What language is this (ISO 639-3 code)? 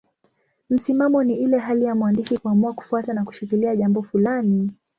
swa